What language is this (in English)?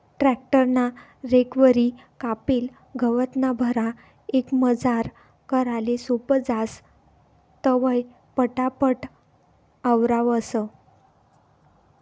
Marathi